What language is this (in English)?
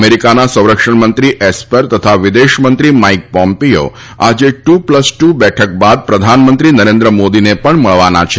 Gujarati